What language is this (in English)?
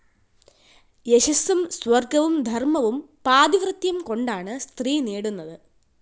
Malayalam